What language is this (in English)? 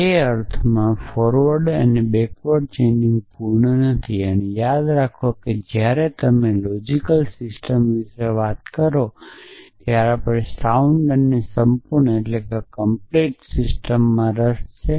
Gujarati